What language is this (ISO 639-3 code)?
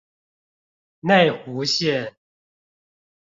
zho